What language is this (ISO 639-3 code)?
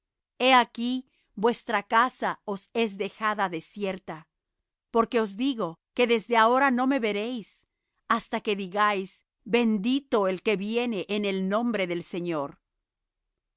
spa